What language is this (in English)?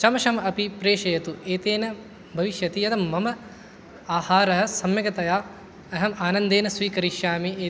Sanskrit